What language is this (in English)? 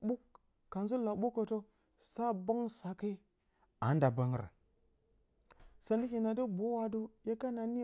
Bacama